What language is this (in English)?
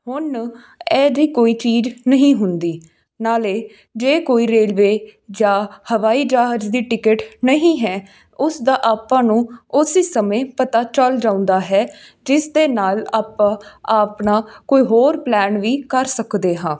Punjabi